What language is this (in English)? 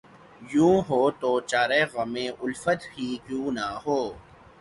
Urdu